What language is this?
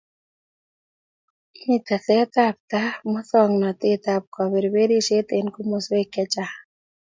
Kalenjin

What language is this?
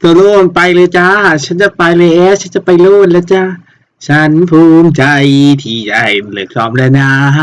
Thai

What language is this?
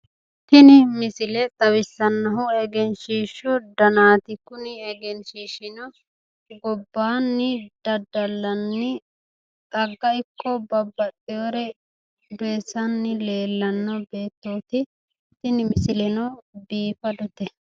Sidamo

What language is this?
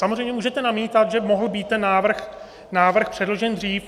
Czech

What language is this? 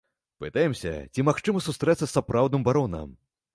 Belarusian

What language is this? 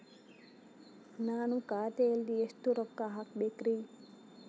Kannada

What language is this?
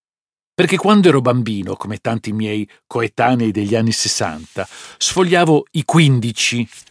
Italian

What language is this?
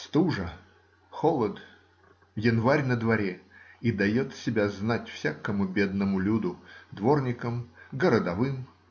Russian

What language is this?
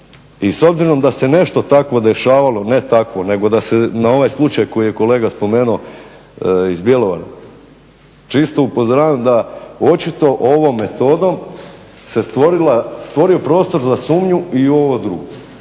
Croatian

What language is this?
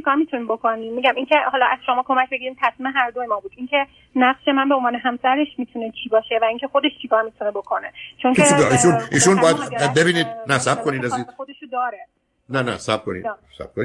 Persian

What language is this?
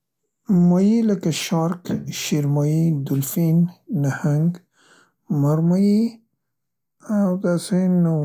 Central Pashto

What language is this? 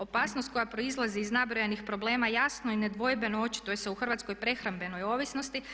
Croatian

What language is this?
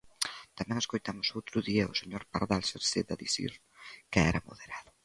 Galician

